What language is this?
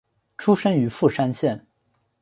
Chinese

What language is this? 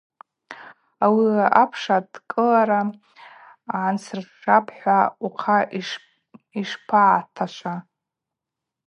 Abaza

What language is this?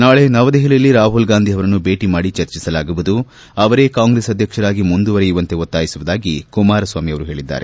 Kannada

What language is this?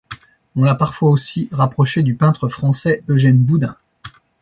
French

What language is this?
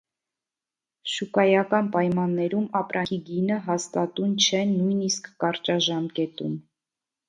Armenian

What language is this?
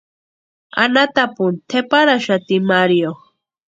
Western Highland Purepecha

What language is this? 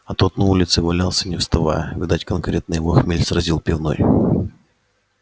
Russian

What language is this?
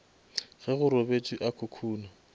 Northern Sotho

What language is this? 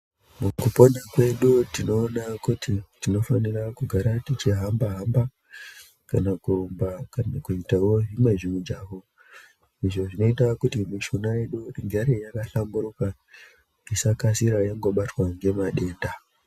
Ndau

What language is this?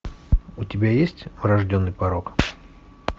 Russian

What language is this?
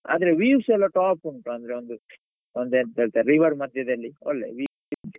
Kannada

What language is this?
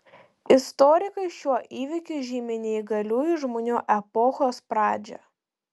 Lithuanian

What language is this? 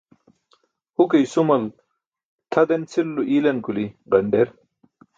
Burushaski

